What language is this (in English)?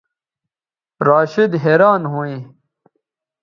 Bateri